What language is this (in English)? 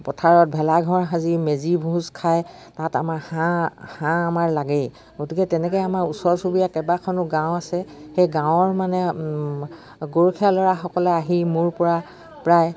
Assamese